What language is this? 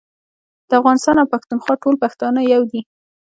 Pashto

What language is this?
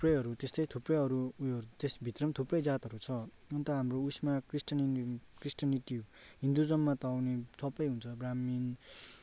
Nepali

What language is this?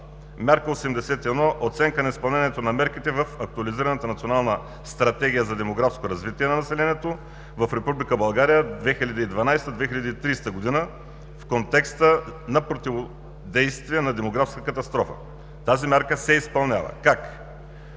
Bulgarian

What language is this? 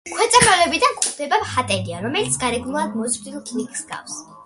Georgian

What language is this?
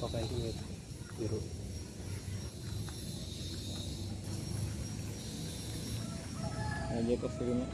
Indonesian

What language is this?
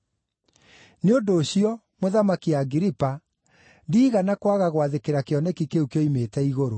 Kikuyu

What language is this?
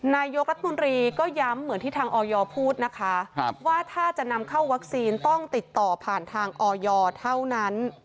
Thai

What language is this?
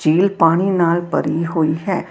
Punjabi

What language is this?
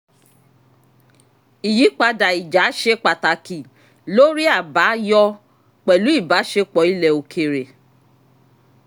Yoruba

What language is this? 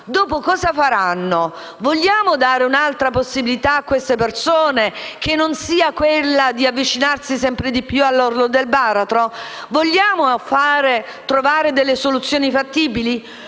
Italian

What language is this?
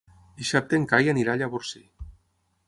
Catalan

